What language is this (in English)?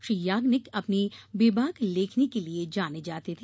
Hindi